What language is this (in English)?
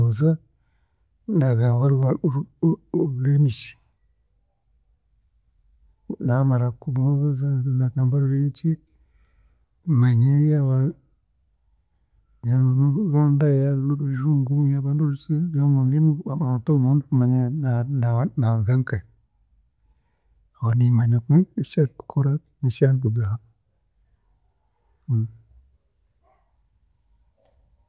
Chiga